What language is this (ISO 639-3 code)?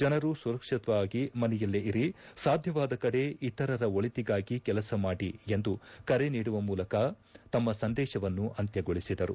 kan